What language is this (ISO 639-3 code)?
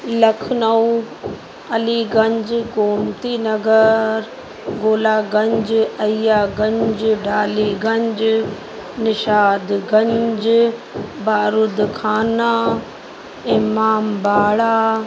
snd